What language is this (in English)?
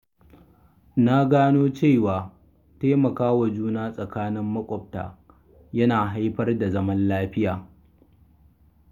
Hausa